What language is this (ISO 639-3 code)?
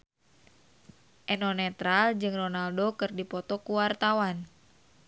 sun